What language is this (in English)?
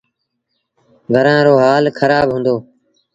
Sindhi Bhil